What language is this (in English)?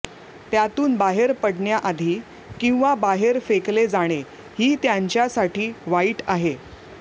Marathi